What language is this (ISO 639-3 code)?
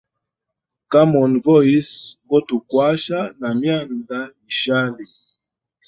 hem